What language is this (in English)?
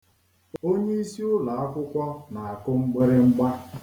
Igbo